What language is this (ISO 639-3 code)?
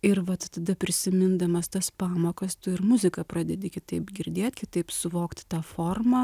lit